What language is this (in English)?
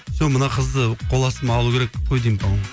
Kazakh